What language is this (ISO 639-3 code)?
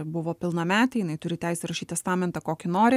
lit